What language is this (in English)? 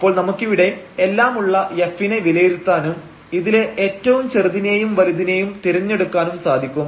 Malayalam